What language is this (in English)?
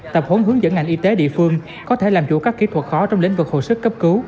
Vietnamese